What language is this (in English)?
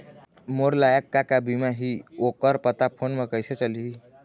Chhattisgarhi